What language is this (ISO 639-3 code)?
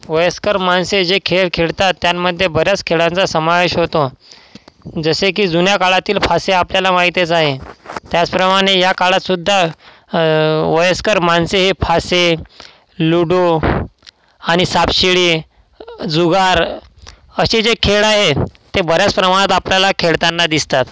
mar